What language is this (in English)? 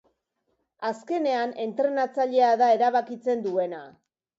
Basque